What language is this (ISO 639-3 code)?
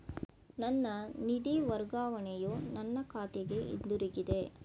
kan